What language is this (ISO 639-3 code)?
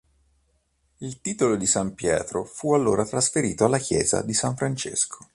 ita